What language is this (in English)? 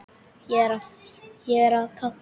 Icelandic